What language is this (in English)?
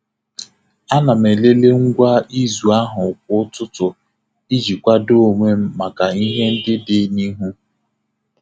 Igbo